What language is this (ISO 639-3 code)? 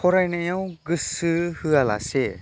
brx